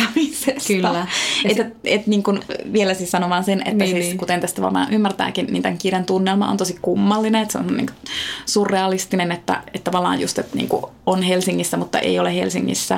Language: Finnish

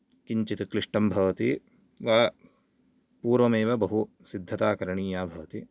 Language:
Sanskrit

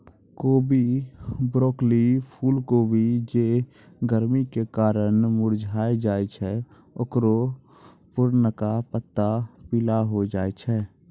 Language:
Maithili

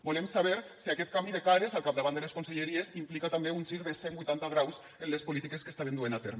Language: Catalan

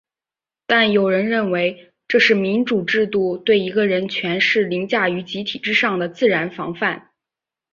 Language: Chinese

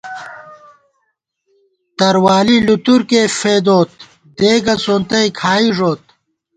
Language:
Gawar-Bati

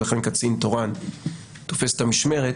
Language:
Hebrew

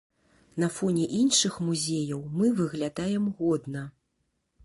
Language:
Belarusian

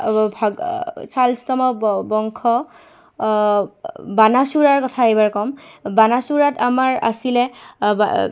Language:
Assamese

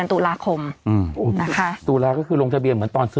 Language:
Thai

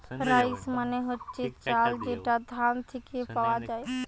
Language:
Bangla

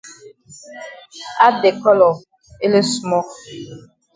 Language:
Cameroon Pidgin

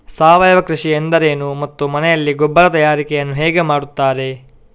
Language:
Kannada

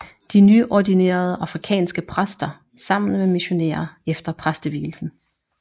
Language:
Danish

